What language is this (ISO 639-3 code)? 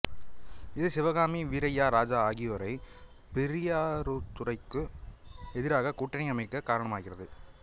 tam